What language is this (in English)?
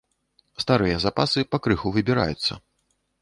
Belarusian